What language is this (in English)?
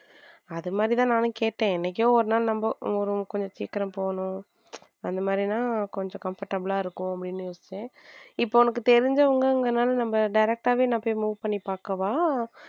Tamil